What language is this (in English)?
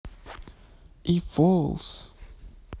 Russian